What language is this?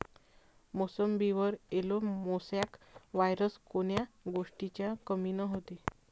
Marathi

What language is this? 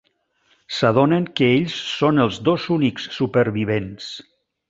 Catalan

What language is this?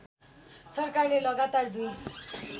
Nepali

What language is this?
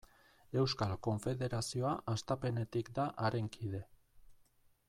Basque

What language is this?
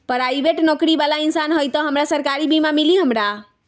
Magahi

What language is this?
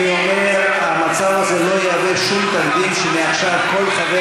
Hebrew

